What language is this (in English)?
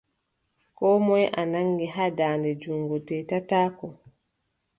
Adamawa Fulfulde